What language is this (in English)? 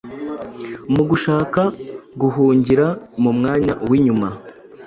Kinyarwanda